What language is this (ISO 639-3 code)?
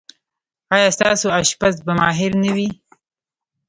pus